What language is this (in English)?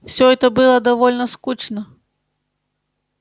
Russian